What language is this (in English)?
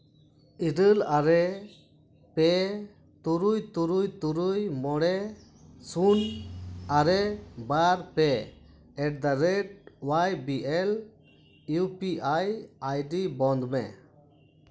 Santali